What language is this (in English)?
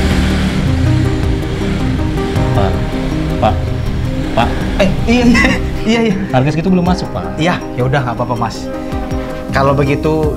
Indonesian